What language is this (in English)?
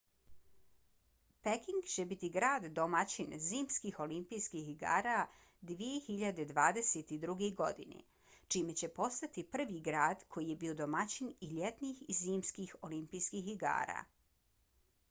Bosnian